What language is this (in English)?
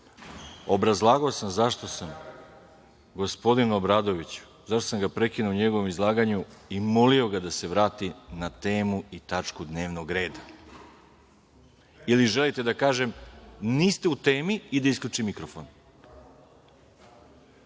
Serbian